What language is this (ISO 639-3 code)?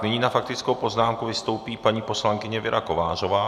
ces